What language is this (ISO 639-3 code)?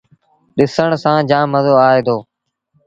sbn